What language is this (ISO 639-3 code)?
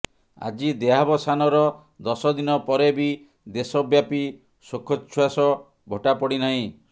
ori